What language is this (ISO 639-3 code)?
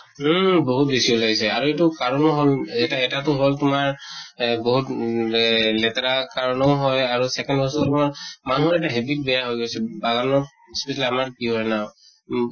asm